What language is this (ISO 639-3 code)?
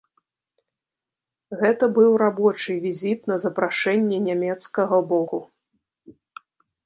bel